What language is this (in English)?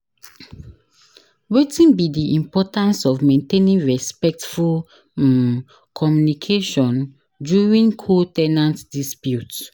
Nigerian Pidgin